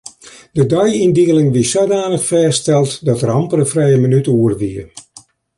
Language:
Western Frisian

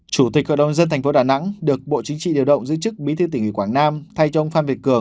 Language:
Vietnamese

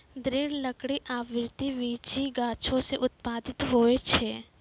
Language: Maithili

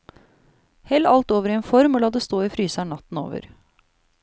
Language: Norwegian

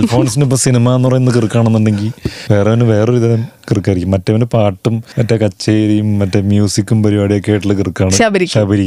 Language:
Malayalam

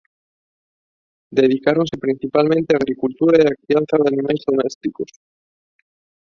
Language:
Galician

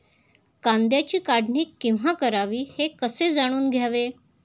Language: Marathi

